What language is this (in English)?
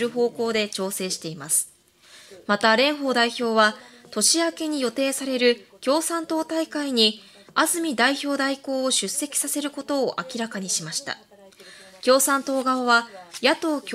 Japanese